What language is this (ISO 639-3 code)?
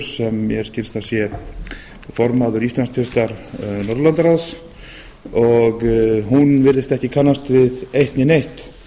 isl